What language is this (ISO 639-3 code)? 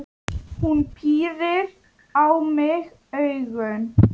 isl